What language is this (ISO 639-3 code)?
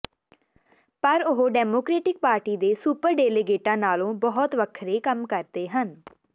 pan